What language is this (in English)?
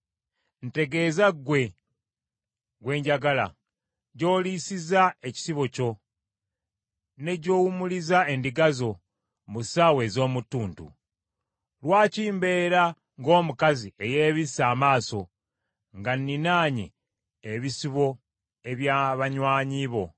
Ganda